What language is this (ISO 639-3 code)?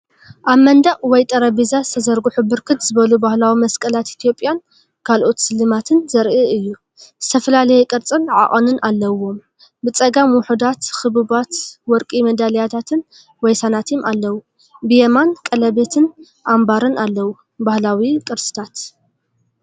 tir